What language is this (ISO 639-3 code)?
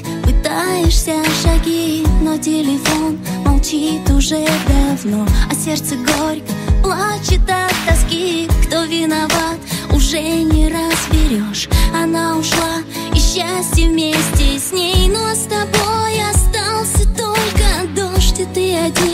rus